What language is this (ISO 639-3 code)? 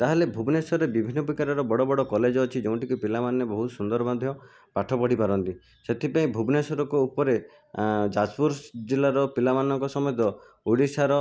ori